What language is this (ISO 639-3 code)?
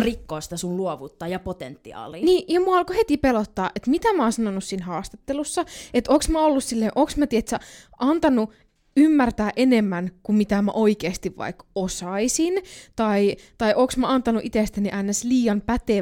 fin